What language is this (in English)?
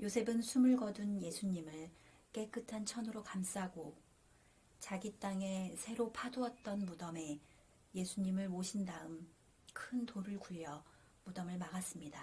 Korean